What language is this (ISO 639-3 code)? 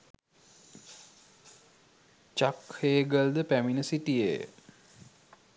sin